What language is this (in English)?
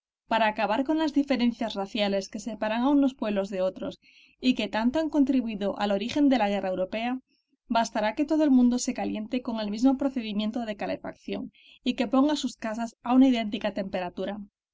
Spanish